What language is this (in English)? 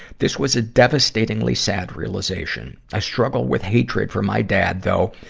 English